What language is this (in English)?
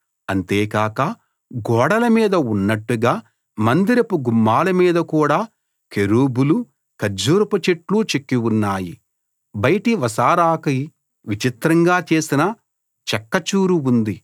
Telugu